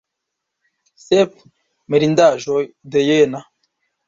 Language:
Esperanto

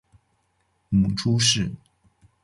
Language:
Chinese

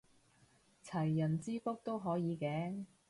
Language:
Cantonese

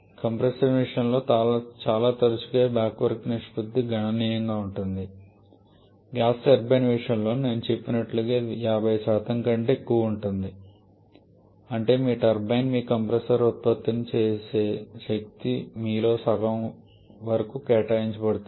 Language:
Telugu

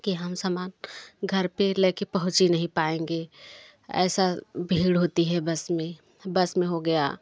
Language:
Hindi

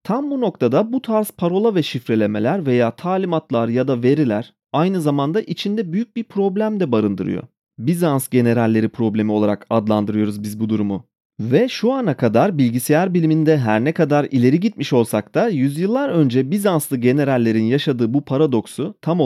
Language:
Turkish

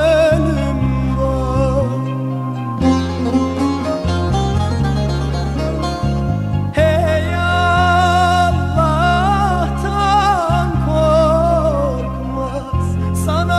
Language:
Turkish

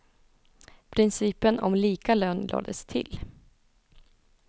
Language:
Swedish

